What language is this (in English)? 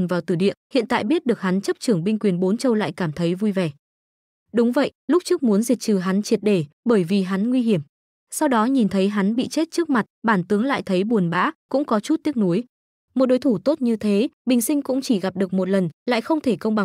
Vietnamese